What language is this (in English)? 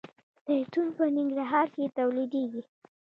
Pashto